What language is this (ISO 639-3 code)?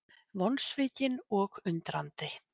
isl